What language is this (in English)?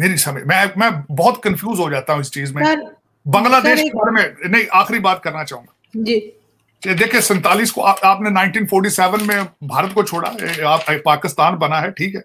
Hindi